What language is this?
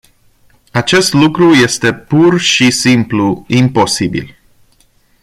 Romanian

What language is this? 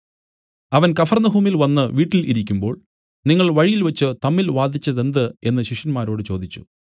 Malayalam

